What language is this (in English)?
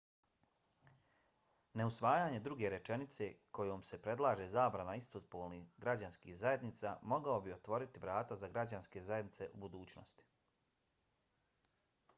Bosnian